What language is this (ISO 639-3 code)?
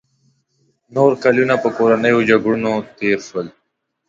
pus